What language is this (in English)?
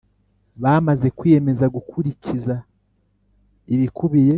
Kinyarwanda